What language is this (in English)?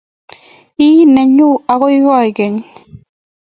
Kalenjin